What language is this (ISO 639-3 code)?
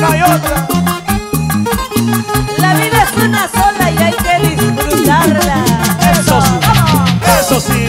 spa